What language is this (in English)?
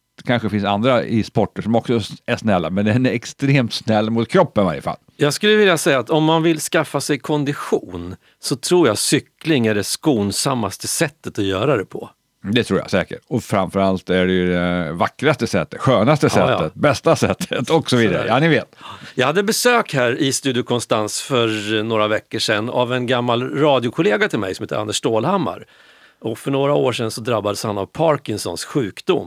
Swedish